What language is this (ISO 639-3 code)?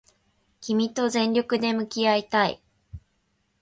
jpn